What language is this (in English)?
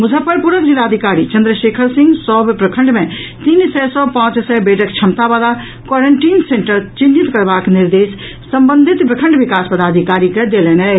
Maithili